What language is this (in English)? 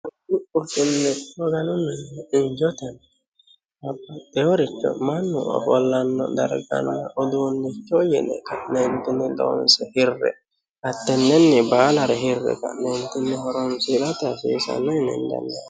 Sidamo